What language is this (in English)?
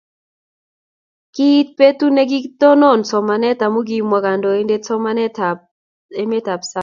Kalenjin